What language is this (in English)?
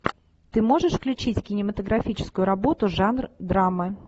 Russian